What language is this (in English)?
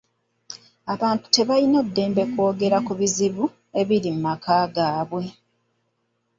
Ganda